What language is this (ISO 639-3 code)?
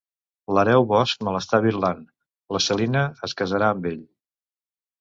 cat